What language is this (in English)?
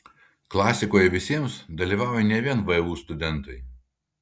Lithuanian